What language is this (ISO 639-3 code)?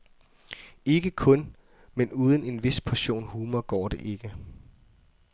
dan